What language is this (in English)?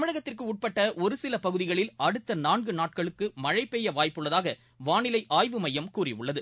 Tamil